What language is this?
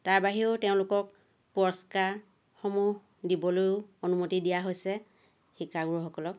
Assamese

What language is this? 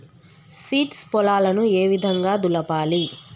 Telugu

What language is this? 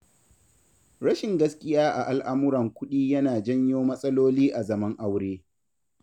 Hausa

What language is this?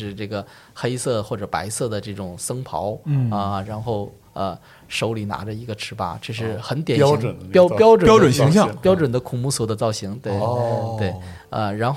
Chinese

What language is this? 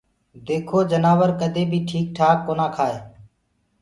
Gurgula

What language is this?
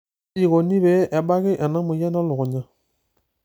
Masai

